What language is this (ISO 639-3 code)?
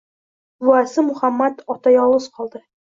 uzb